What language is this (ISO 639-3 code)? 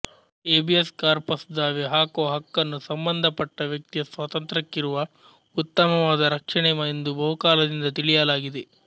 kan